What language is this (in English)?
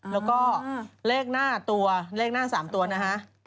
Thai